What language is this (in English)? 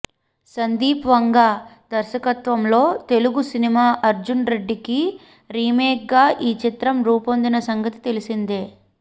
Telugu